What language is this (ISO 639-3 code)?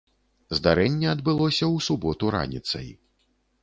bel